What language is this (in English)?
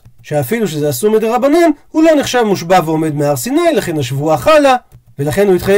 Hebrew